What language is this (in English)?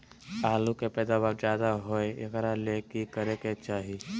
Magahi